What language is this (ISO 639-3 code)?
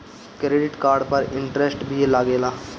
bho